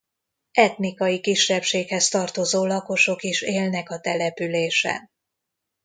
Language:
Hungarian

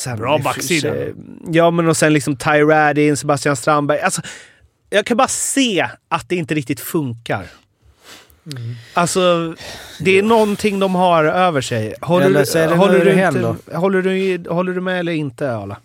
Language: Swedish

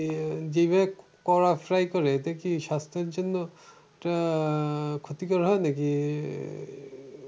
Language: Bangla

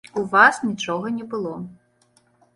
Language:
Belarusian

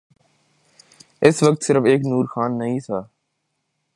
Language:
Urdu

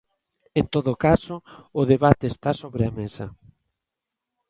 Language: Galician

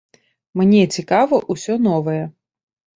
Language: Belarusian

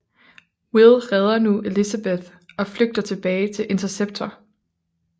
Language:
Danish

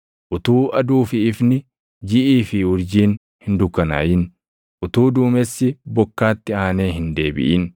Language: Oromo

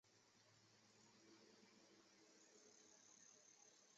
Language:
Chinese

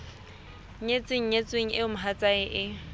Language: Southern Sotho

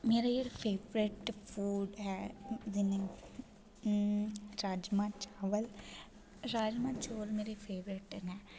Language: Dogri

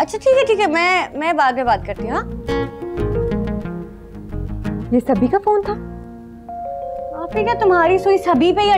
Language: Hindi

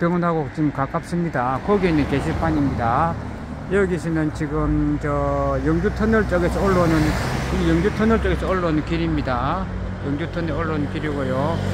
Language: Korean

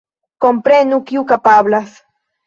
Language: Esperanto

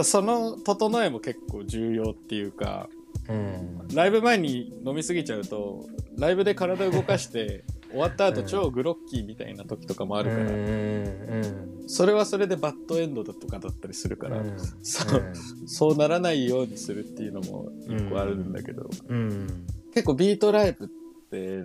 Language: Japanese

